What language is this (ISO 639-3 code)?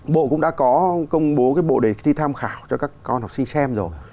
vie